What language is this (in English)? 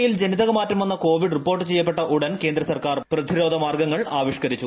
Malayalam